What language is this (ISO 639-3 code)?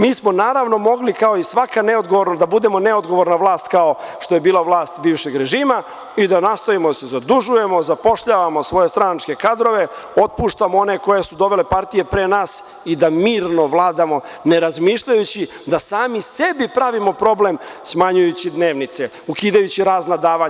srp